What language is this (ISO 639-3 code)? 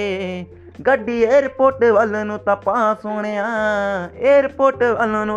hin